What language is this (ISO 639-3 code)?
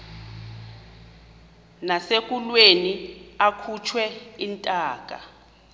xho